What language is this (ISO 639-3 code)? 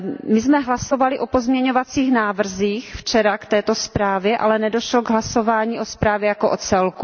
ces